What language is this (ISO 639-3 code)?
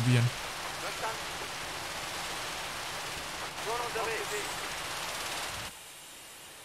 deu